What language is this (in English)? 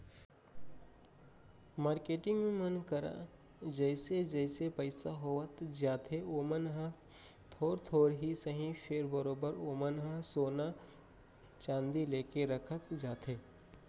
Chhattisgarhi